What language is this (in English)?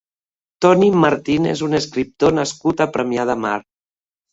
Catalan